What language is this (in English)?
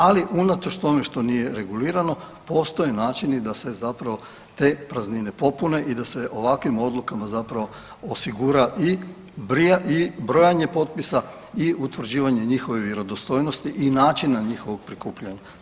Croatian